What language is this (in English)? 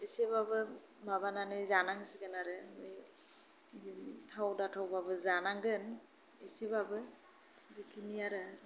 Bodo